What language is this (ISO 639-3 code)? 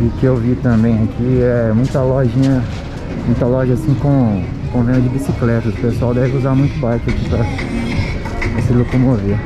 por